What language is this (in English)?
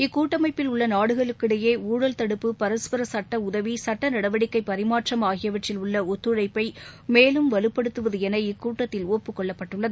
Tamil